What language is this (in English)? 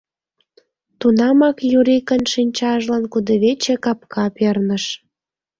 Mari